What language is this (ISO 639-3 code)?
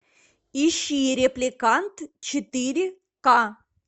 rus